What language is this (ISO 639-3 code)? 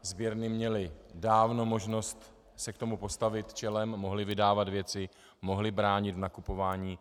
ces